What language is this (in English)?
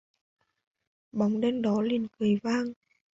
Vietnamese